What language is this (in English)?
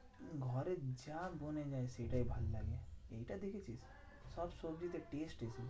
Bangla